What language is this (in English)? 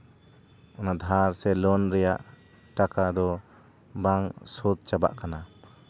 Santali